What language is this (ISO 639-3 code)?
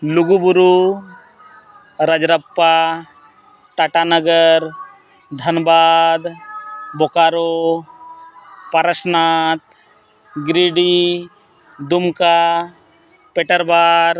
sat